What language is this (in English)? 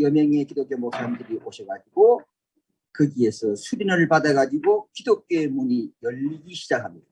Korean